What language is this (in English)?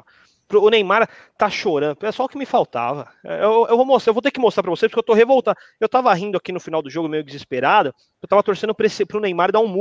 Portuguese